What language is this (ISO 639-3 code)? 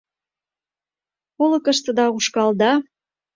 chm